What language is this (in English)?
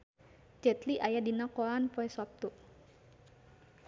Sundanese